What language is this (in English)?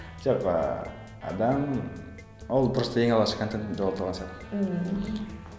Kazakh